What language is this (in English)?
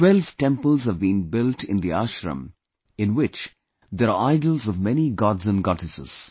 English